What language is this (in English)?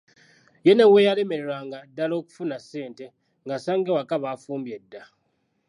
Ganda